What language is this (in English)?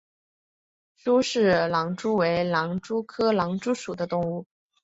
Chinese